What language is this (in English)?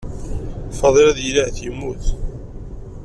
Kabyle